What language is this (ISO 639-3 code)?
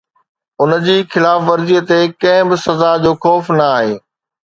snd